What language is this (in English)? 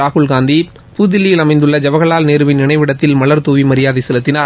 Tamil